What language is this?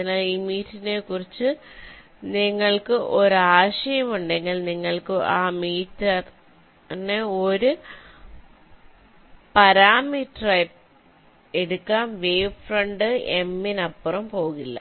Malayalam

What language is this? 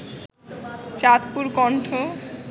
Bangla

